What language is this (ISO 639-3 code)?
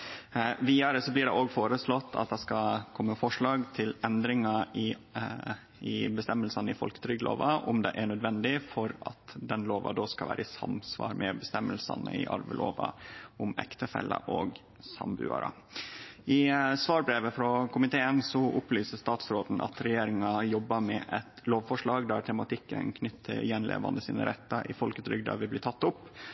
nno